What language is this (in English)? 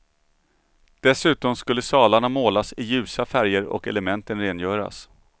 Swedish